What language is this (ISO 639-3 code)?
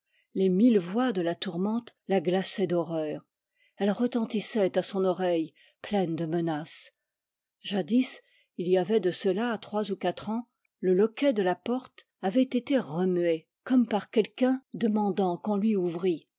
fra